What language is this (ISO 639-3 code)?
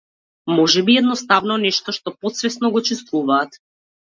mkd